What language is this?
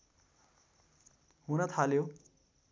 Nepali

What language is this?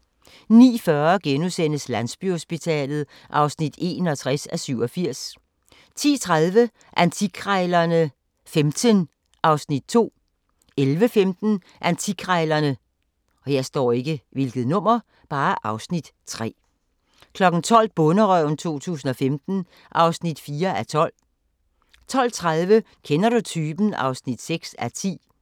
Danish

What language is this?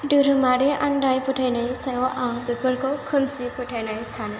Bodo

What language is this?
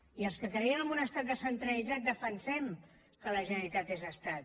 Catalan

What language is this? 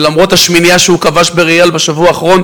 Hebrew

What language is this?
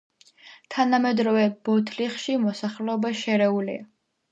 Georgian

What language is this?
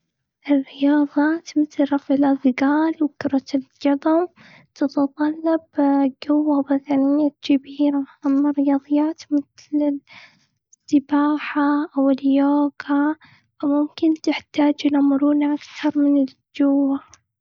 Gulf Arabic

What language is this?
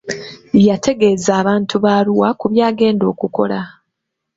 Ganda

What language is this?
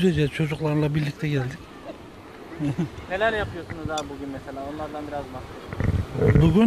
Turkish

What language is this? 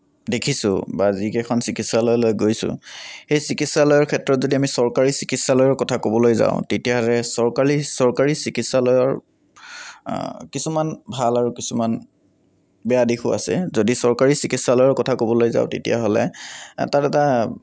Assamese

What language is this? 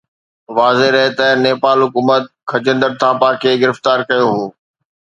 Sindhi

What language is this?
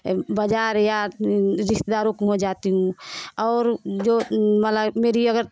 Hindi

